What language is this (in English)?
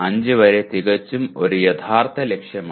Malayalam